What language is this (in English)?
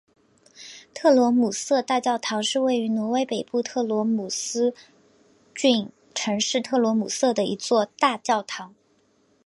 Chinese